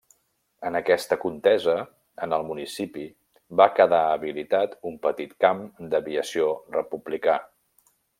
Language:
Catalan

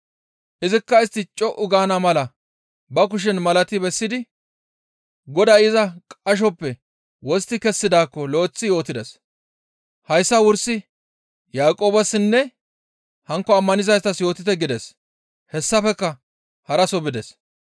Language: Gamo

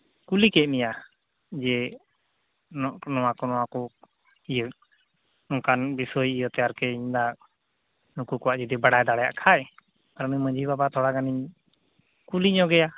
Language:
Santali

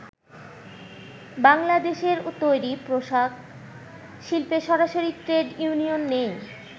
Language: Bangla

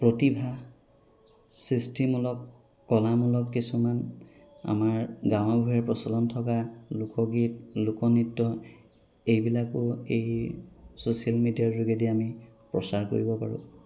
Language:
Assamese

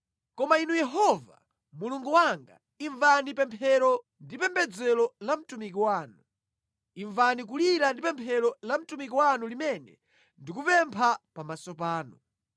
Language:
Nyanja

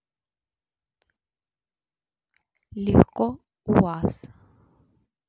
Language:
Russian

